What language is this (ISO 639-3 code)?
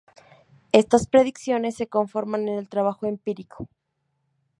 spa